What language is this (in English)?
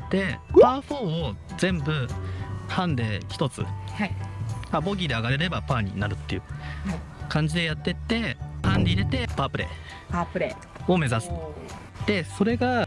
Japanese